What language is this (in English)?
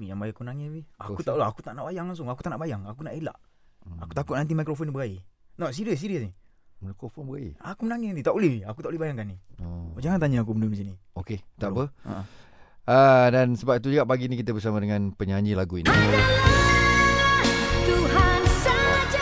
Malay